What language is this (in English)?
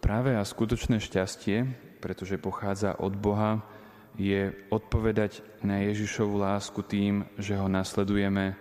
Slovak